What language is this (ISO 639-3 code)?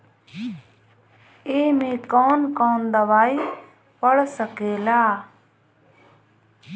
bho